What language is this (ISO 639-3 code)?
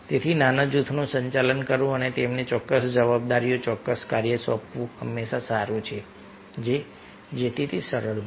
guj